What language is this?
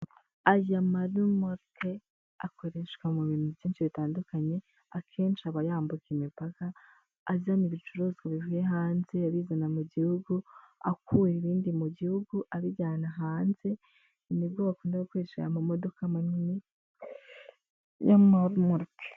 Kinyarwanda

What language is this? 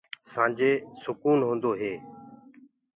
Gurgula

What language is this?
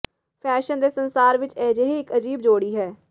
Punjabi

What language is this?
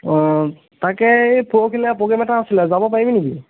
Assamese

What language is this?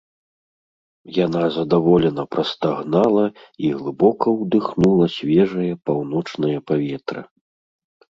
Belarusian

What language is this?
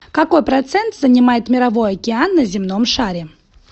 Russian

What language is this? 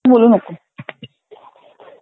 Marathi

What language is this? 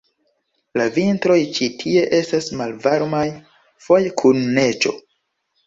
Esperanto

